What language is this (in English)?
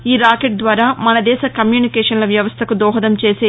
Telugu